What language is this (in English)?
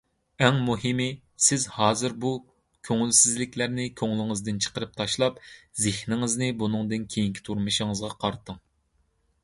Uyghur